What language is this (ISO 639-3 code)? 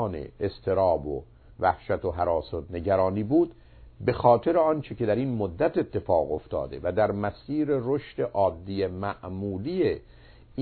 fas